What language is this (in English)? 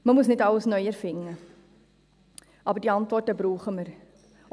Swiss German